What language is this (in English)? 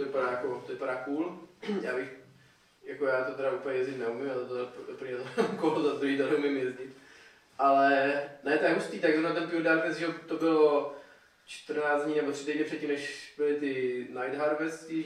Czech